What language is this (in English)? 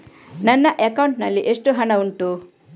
Kannada